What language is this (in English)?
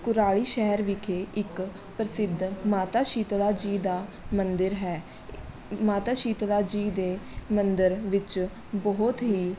Punjabi